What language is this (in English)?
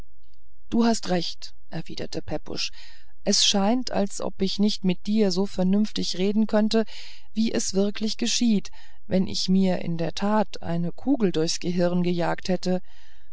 German